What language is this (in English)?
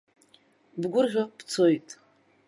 Abkhazian